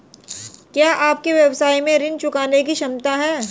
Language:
Hindi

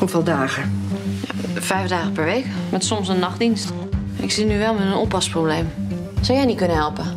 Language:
Dutch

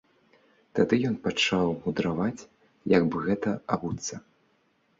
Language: Belarusian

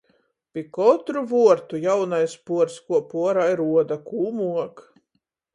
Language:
Latgalian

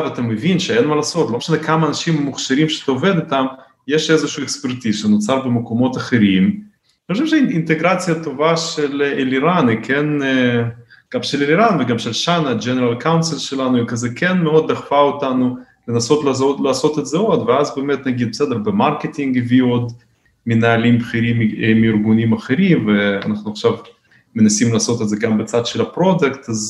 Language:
Hebrew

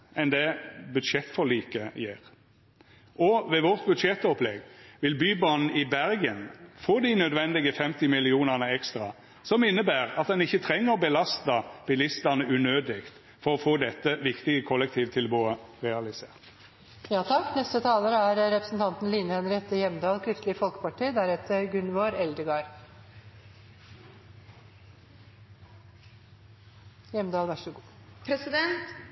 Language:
Norwegian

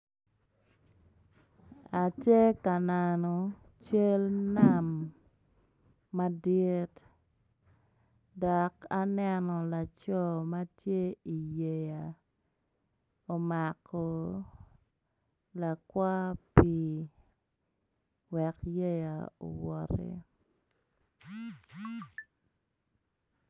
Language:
Acoli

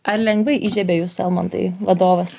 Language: Lithuanian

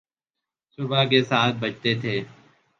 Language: Urdu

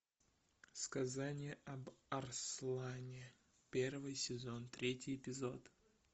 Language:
Russian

